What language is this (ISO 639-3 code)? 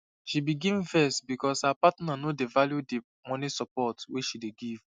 pcm